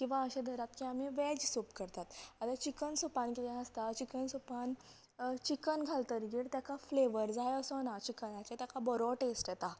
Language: Konkani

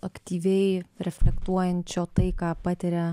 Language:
Lithuanian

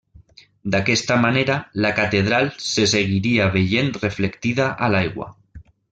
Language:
Catalan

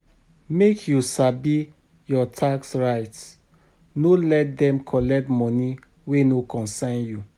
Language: Nigerian Pidgin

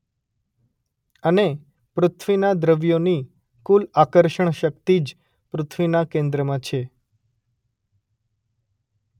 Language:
Gujarati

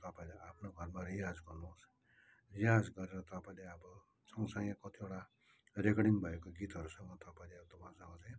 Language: Nepali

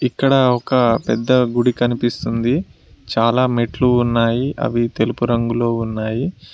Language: Telugu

